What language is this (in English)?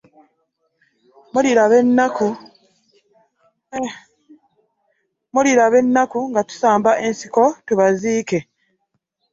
Ganda